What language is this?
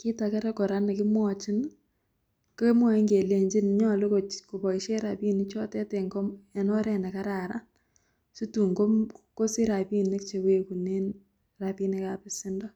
Kalenjin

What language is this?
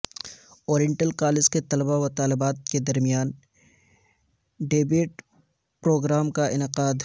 Urdu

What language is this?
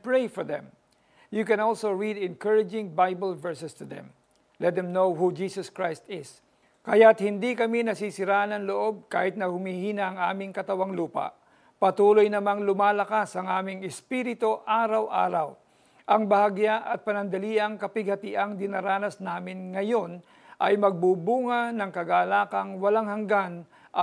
Filipino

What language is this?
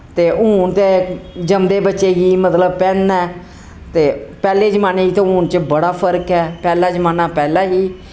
Dogri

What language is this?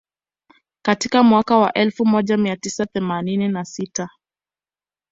Swahili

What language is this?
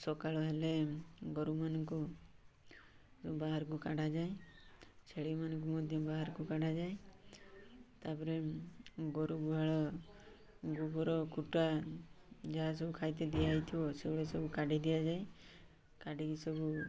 Odia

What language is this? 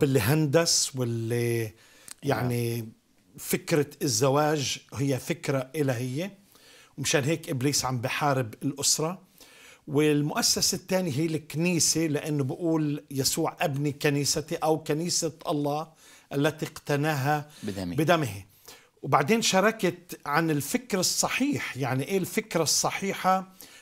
Arabic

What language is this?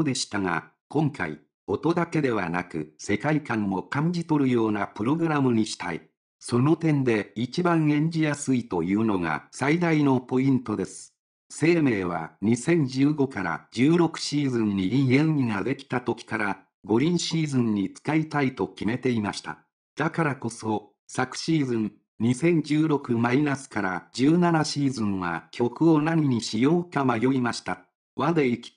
Japanese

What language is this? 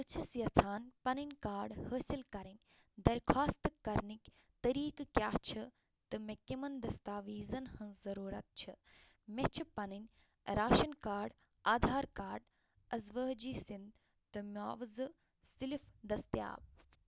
Kashmiri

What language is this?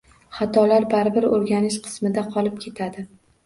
Uzbek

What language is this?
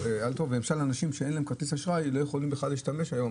Hebrew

